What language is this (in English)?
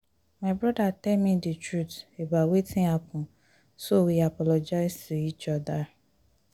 Nigerian Pidgin